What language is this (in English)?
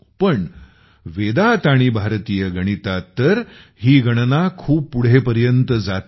Marathi